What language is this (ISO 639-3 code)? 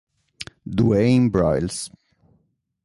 ita